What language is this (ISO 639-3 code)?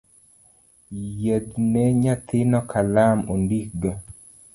luo